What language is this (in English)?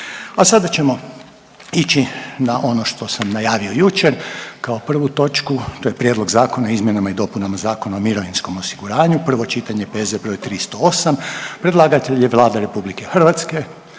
Croatian